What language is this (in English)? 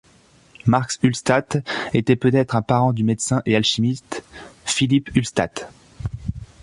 French